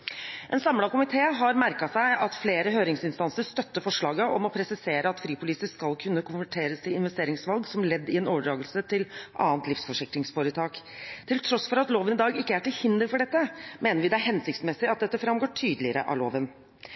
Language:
Norwegian Bokmål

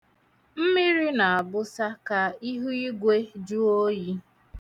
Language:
Igbo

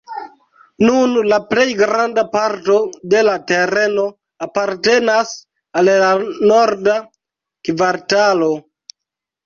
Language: Esperanto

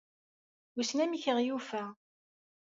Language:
Kabyle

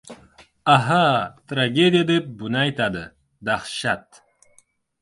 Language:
Uzbek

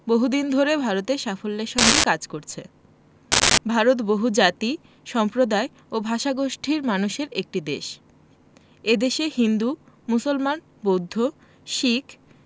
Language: Bangla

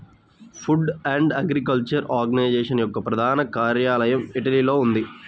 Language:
Telugu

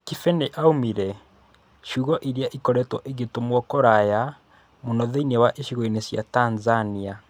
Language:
Kikuyu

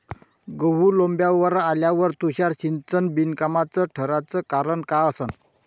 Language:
Marathi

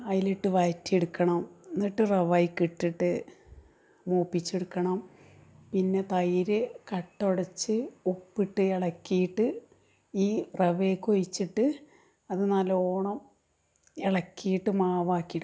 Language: Malayalam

